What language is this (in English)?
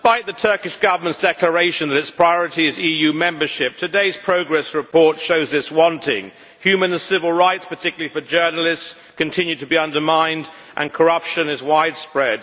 English